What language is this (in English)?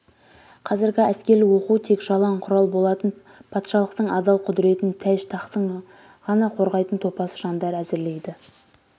Kazakh